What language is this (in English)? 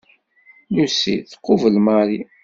Kabyle